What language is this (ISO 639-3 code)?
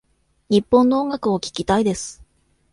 jpn